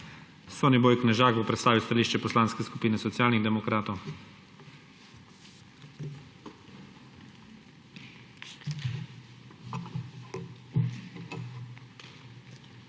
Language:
Slovenian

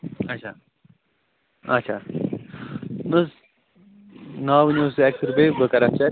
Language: Kashmiri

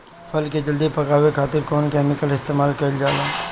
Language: Bhojpuri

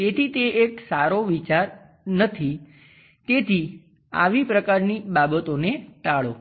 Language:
Gujarati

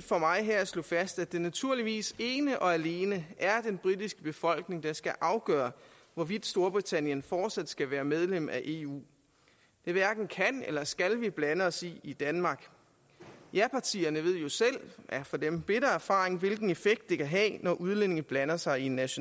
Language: Danish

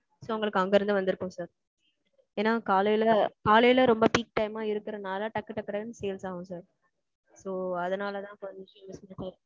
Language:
Tamil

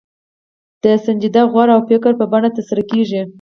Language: Pashto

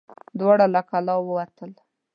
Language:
Pashto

